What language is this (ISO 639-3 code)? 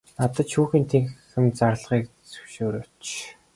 mon